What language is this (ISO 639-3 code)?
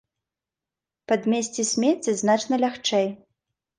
bel